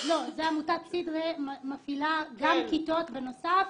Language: Hebrew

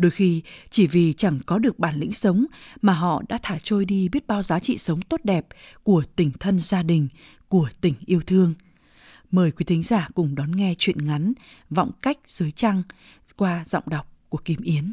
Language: Vietnamese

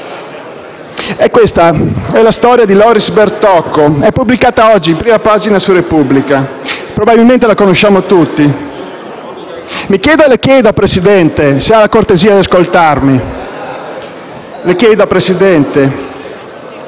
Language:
Italian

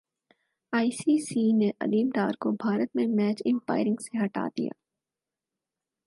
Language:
Urdu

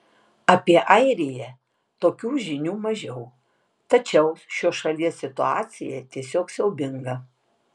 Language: Lithuanian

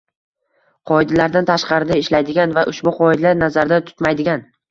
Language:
Uzbek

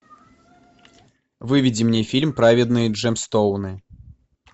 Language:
Russian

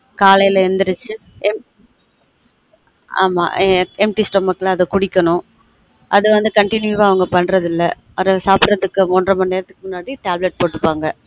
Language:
Tamil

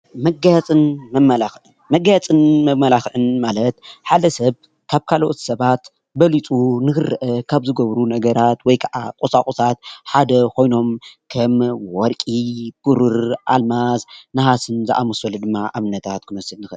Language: Tigrinya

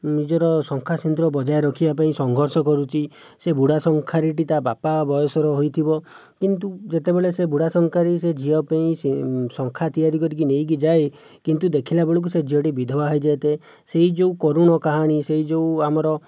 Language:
Odia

